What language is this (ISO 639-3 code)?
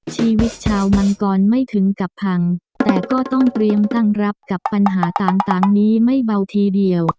tha